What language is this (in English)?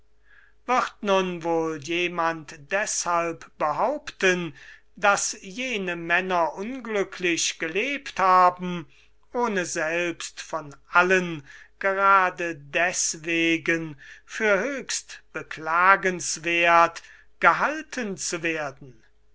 German